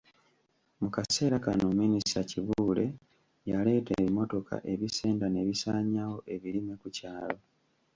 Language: Ganda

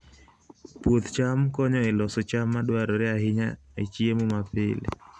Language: Luo (Kenya and Tanzania)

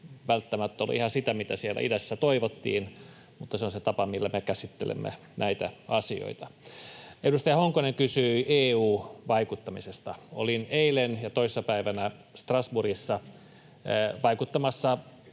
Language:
Finnish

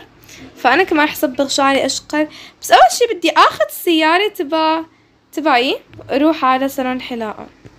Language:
Arabic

